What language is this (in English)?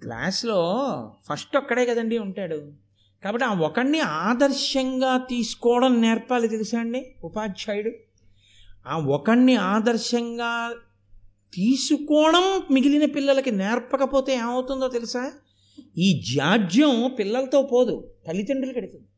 Telugu